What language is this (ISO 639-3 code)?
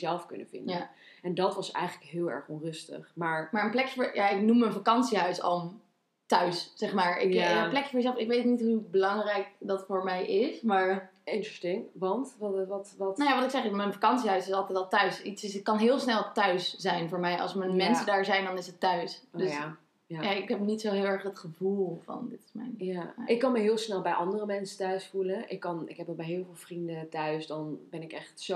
nld